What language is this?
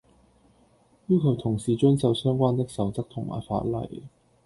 Cantonese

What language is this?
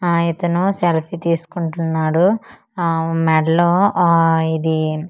Telugu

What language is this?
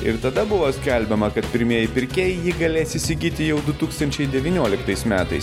Lithuanian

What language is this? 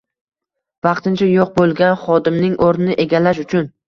Uzbek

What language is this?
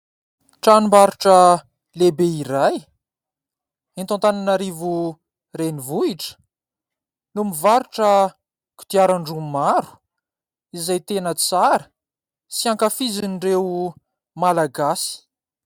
Malagasy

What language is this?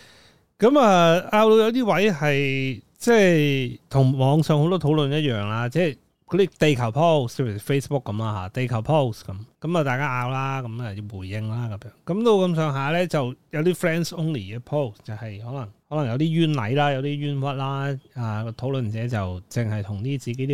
Chinese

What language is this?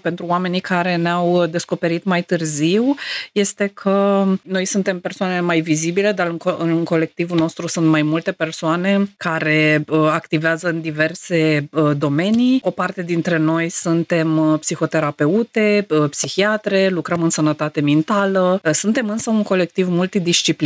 Romanian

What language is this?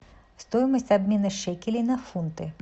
Russian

